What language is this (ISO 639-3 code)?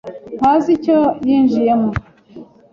kin